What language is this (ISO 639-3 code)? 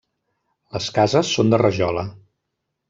cat